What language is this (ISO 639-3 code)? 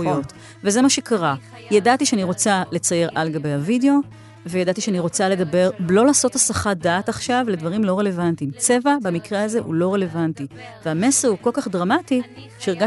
heb